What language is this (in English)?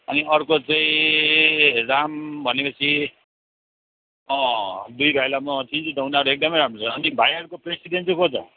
Nepali